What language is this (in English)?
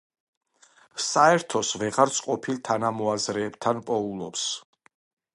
Georgian